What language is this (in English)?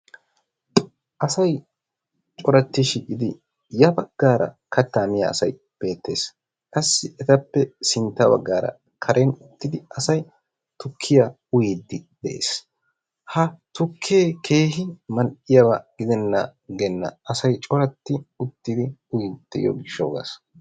Wolaytta